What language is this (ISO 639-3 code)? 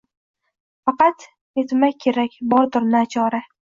uzb